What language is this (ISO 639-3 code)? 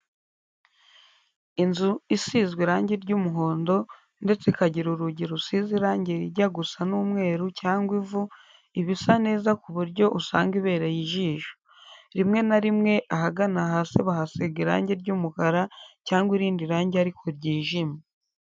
kin